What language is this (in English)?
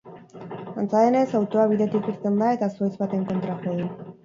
Basque